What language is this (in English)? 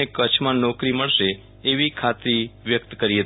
Gujarati